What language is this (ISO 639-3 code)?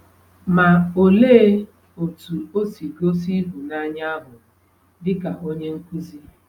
ibo